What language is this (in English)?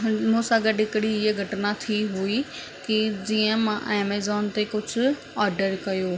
Sindhi